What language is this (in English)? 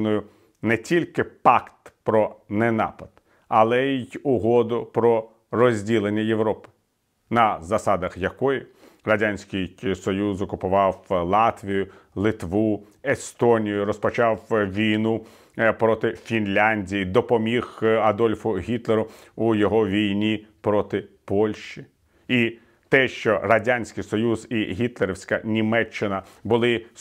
Ukrainian